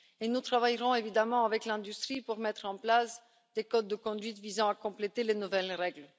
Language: French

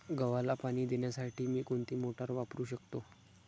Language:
Marathi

